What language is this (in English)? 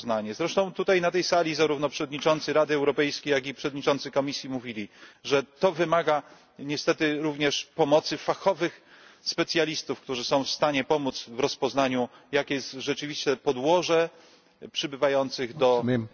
Polish